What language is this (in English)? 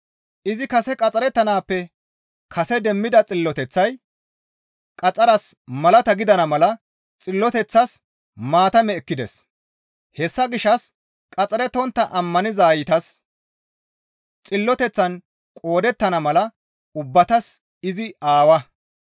Gamo